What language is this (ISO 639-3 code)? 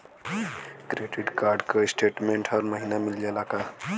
bho